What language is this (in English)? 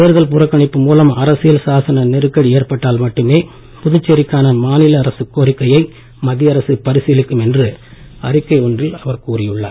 Tamil